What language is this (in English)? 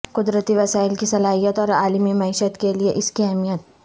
Urdu